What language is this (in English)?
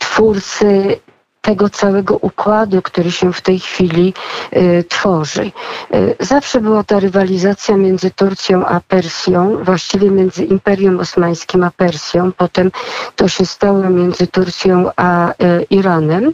Polish